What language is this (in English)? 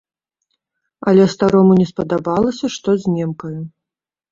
Belarusian